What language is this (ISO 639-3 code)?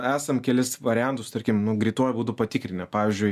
lit